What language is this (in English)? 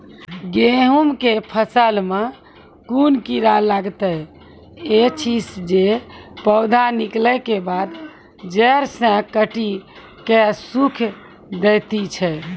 Maithili